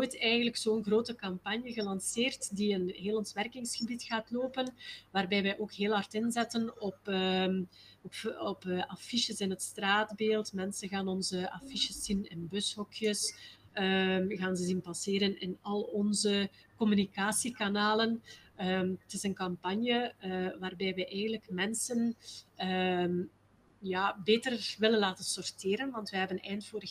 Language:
Dutch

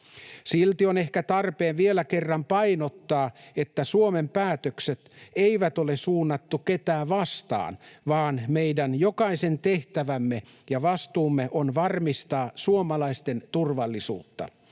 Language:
Finnish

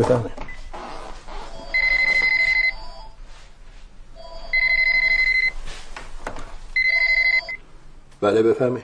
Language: Persian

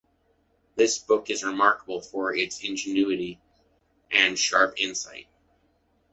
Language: English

